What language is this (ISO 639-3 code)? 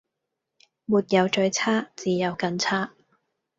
yue